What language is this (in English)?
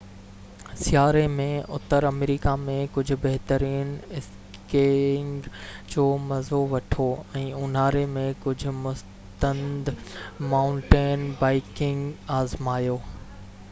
Sindhi